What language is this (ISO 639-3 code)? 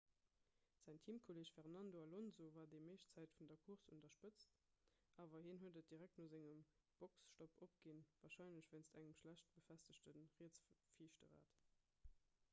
ltz